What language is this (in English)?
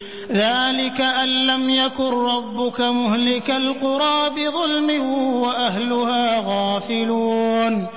Arabic